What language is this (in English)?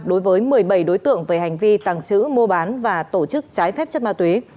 Vietnamese